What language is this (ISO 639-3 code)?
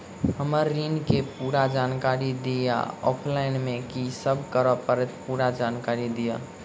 mai